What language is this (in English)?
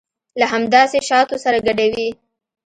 Pashto